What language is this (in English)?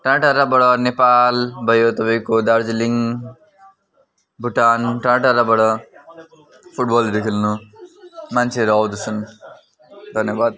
Nepali